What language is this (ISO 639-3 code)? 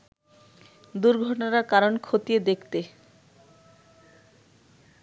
ben